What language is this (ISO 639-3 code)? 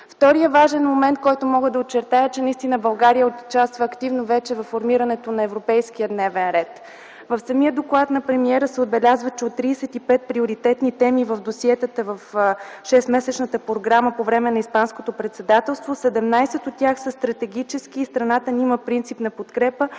bul